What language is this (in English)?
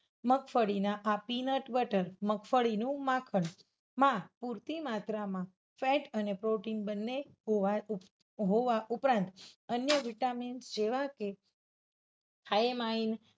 Gujarati